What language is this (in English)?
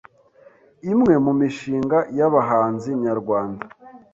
Kinyarwanda